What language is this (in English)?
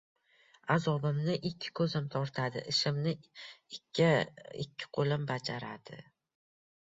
Uzbek